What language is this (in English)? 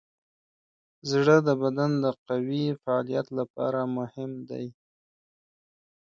Pashto